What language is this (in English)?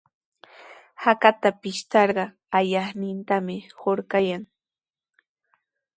Sihuas Ancash Quechua